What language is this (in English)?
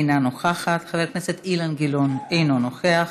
Hebrew